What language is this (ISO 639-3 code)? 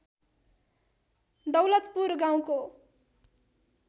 nep